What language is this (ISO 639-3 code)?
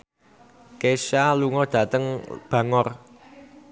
jav